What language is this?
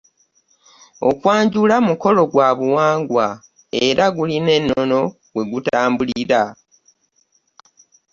Ganda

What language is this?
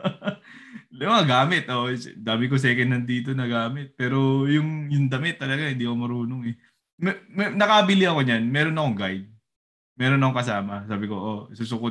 Filipino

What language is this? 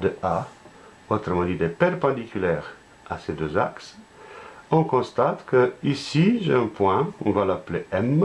French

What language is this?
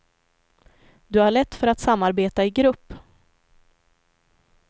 Swedish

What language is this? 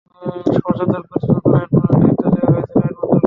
Bangla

